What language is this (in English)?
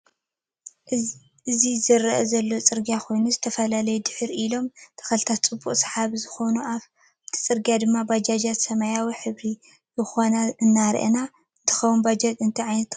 Tigrinya